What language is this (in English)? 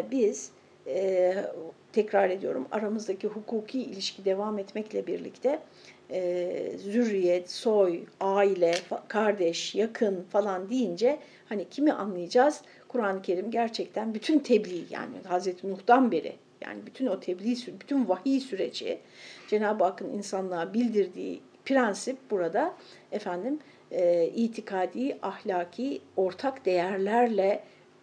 Turkish